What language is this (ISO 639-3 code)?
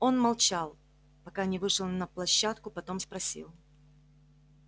rus